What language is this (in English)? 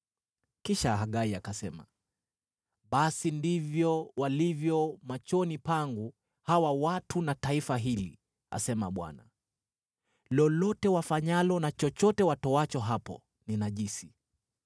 Swahili